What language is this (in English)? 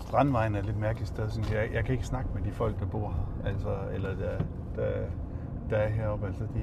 Danish